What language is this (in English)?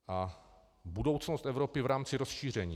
Czech